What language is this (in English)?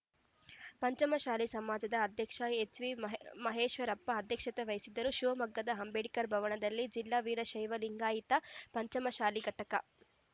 Kannada